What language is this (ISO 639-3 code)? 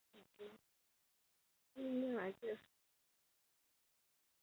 zho